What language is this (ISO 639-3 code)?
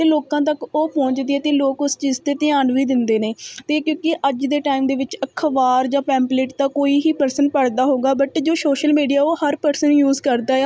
pan